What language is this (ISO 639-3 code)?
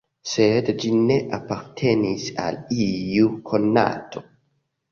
epo